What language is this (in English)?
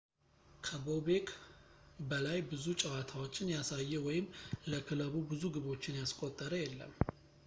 Amharic